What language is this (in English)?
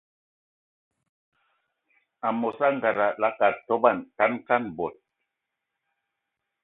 Ewondo